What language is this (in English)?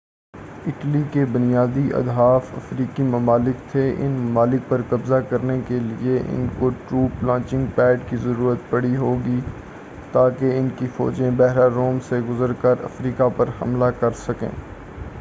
Urdu